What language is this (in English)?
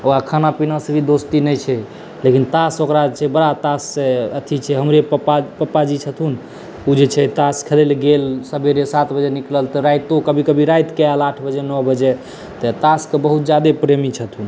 Maithili